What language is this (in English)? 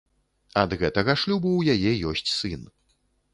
Belarusian